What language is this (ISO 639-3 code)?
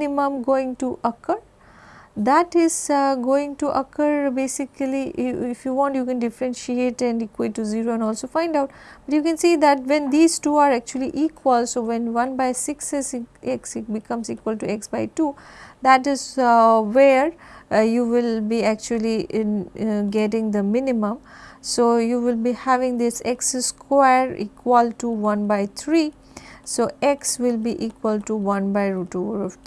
eng